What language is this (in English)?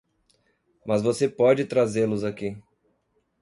Portuguese